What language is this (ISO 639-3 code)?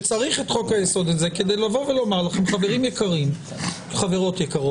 heb